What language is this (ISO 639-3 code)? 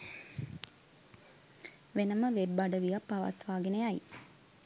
sin